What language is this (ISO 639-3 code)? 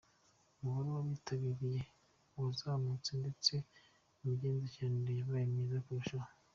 kin